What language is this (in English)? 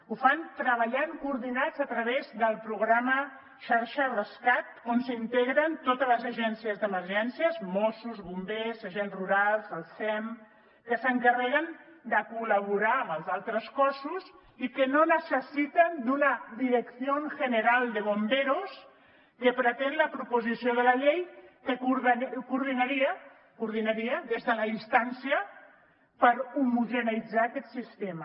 Catalan